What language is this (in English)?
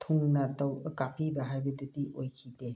Manipuri